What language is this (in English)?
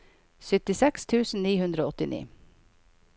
Norwegian